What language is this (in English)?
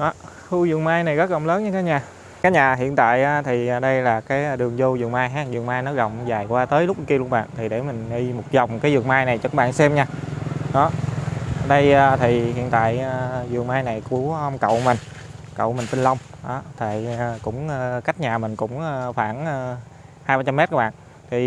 Vietnamese